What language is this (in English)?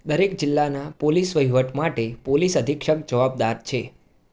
Gujarati